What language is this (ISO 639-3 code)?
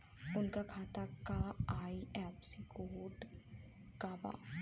bho